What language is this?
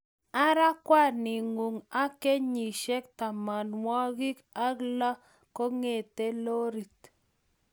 Kalenjin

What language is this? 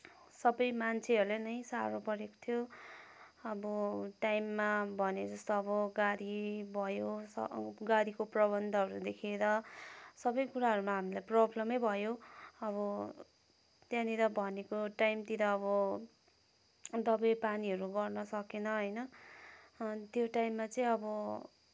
Nepali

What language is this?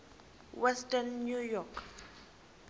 Xhosa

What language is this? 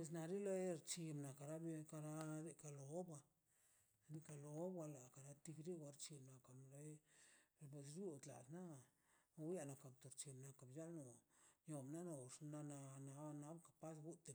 Mazaltepec Zapotec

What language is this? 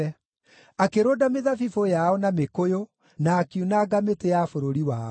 Kikuyu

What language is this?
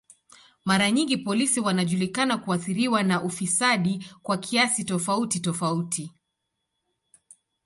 Swahili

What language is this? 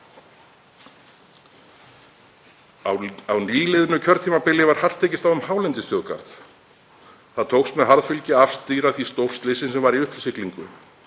Icelandic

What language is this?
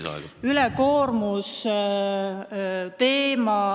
Estonian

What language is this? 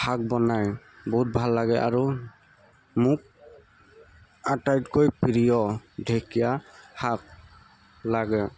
Assamese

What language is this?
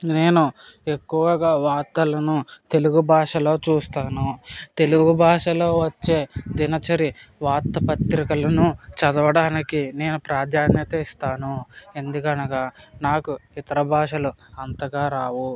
Telugu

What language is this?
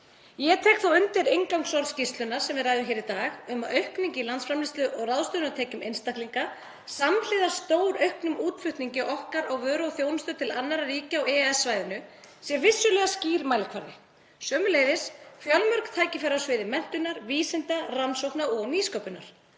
Icelandic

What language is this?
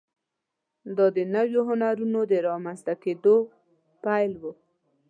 Pashto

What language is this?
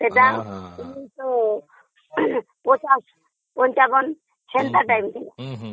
Odia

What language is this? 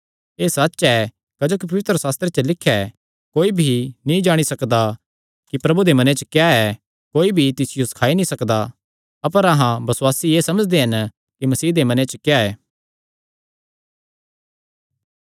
Kangri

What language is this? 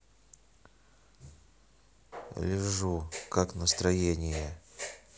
Russian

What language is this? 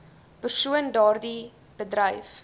Afrikaans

